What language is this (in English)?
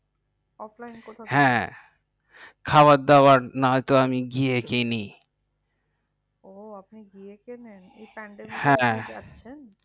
Bangla